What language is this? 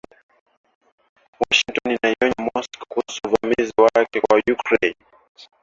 Swahili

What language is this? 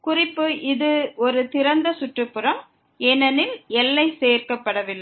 Tamil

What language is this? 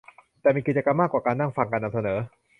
Thai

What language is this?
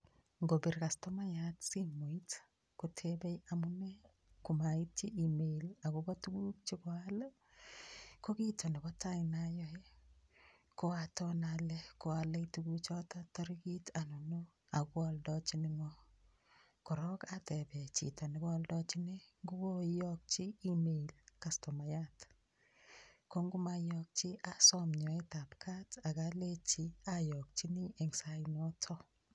Kalenjin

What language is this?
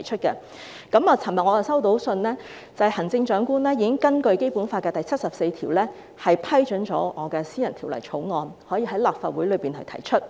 Cantonese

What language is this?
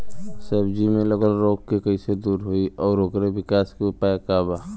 Bhojpuri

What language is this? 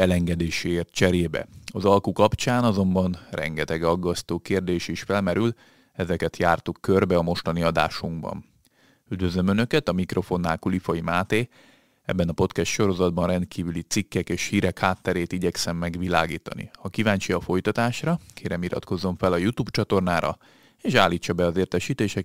Hungarian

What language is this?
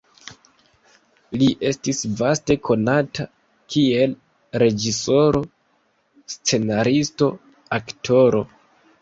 Esperanto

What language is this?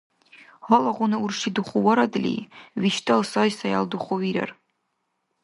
Dargwa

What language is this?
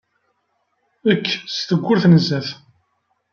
Kabyle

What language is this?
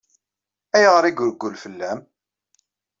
Kabyle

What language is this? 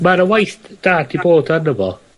Welsh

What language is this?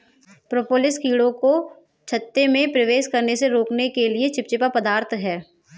Hindi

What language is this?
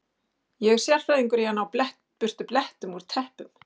Icelandic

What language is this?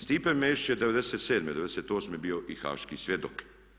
Croatian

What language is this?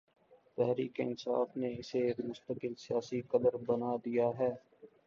Urdu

